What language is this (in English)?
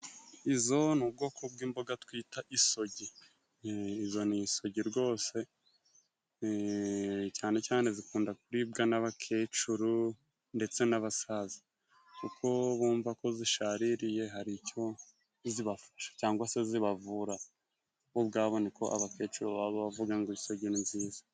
Kinyarwanda